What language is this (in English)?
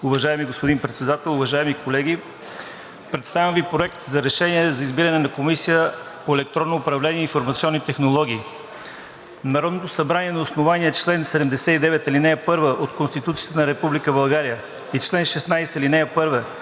Bulgarian